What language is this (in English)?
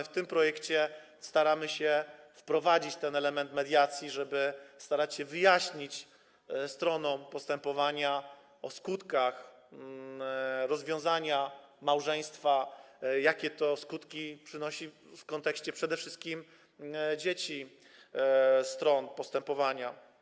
Polish